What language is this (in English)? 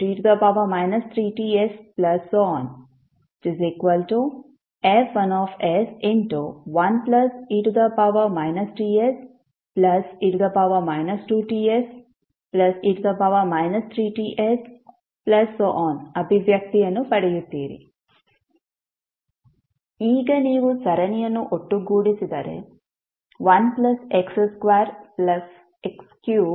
Kannada